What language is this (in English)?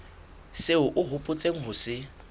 Southern Sotho